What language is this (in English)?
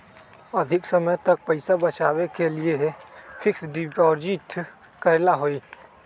Magahi